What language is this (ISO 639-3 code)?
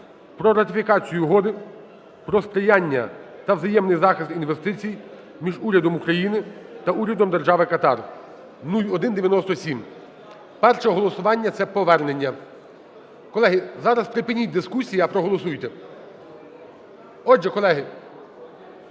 ukr